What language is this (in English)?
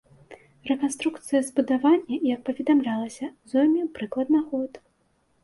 Belarusian